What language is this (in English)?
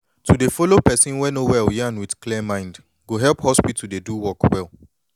Nigerian Pidgin